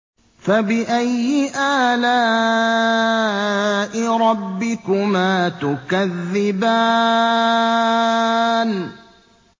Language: Arabic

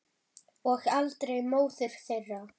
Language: Icelandic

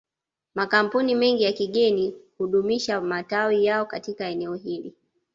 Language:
Swahili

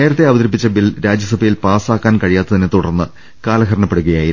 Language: Malayalam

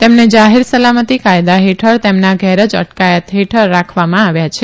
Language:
Gujarati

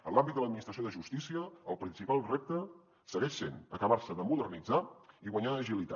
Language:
Catalan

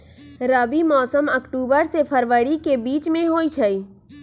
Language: Magahi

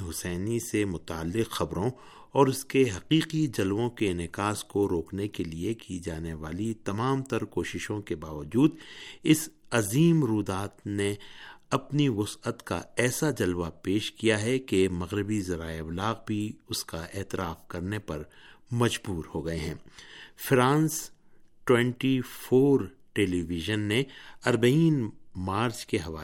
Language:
Urdu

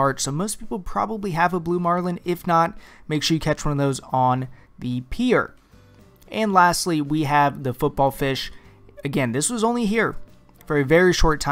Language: English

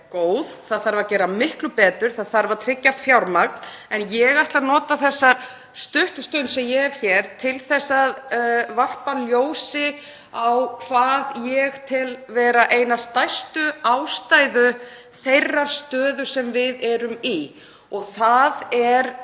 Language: Icelandic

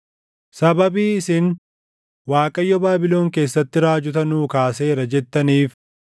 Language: Oromo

